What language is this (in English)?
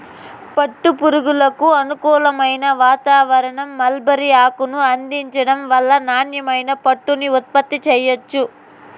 Telugu